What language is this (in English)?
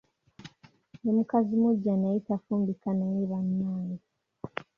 Ganda